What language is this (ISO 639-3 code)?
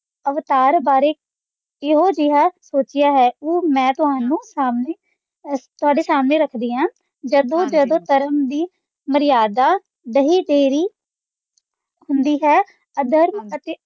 pan